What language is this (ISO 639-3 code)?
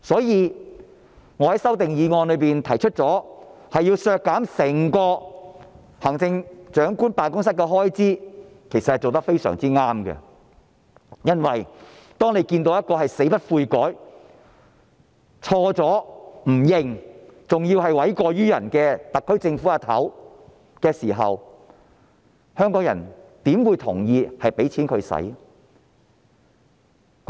yue